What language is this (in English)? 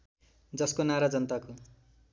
Nepali